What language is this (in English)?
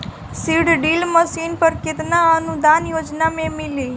Bhojpuri